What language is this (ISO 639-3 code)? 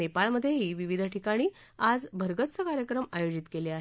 mar